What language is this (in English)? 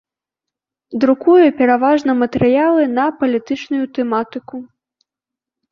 Belarusian